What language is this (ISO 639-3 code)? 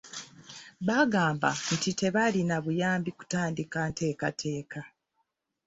lug